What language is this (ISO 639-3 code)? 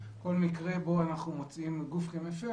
heb